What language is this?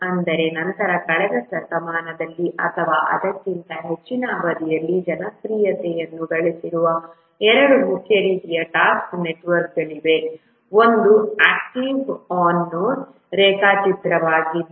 Kannada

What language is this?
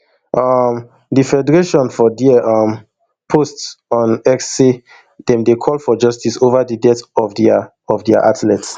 Nigerian Pidgin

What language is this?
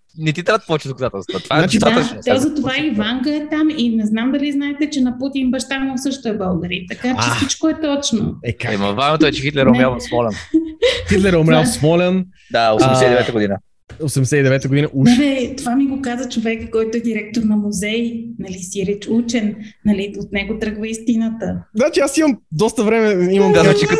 Bulgarian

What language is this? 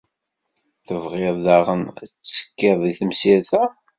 Kabyle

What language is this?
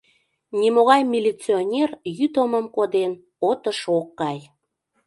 Mari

